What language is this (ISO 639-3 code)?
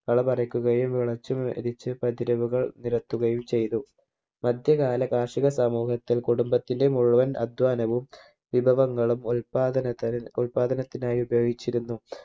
mal